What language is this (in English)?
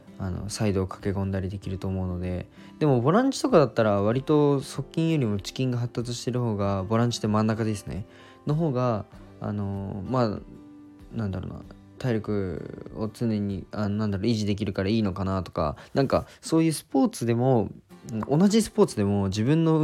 Japanese